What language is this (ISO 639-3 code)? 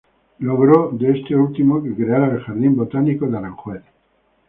spa